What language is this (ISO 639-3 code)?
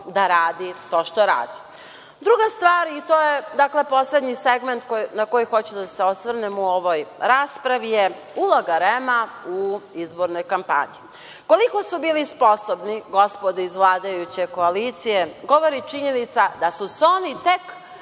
srp